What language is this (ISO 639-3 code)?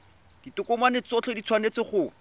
tsn